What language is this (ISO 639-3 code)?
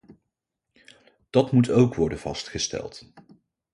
nld